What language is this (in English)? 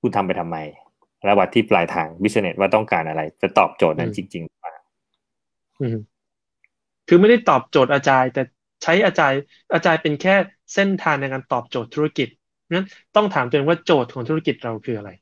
Thai